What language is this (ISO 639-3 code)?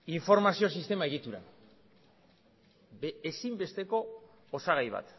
eus